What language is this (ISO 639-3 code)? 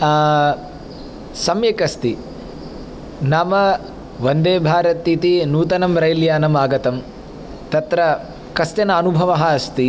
san